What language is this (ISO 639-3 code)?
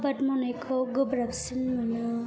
brx